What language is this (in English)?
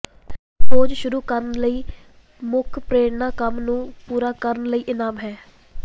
Punjabi